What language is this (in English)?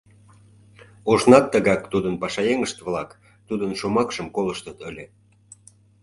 Mari